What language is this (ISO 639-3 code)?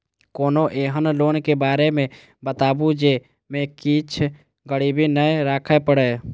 mai